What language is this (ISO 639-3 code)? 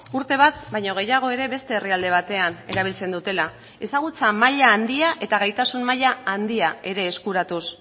eus